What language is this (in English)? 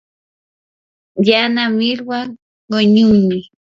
Yanahuanca Pasco Quechua